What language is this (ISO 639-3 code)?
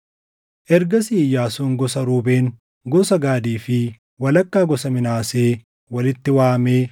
orm